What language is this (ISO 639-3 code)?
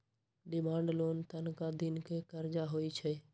mag